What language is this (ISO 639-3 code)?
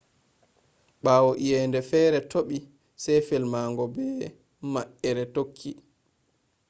ful